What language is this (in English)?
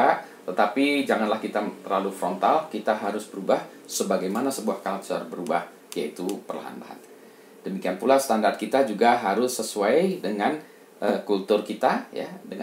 Indonesian